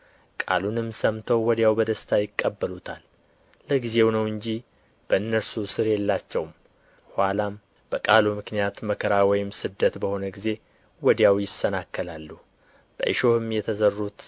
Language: Amharic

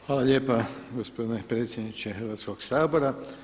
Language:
Croatian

